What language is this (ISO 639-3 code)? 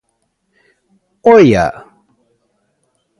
glg